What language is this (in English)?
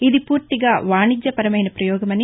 Telugu